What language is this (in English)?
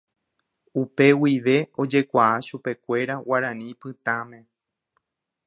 Guarani